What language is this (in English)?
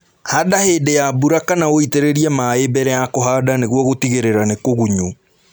Kikuyu